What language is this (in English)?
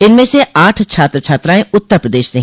Hindi